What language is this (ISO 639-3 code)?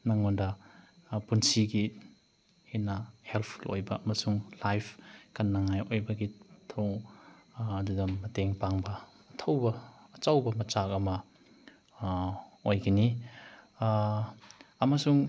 mni